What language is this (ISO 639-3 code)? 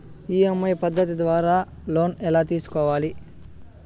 tel